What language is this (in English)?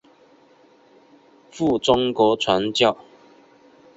Chinese